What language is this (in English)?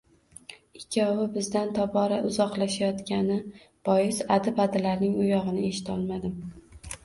Uzbek